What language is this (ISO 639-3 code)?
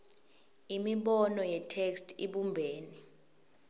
ssw